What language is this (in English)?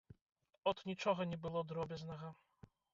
Belarusian